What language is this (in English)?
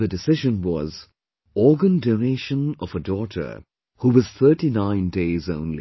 English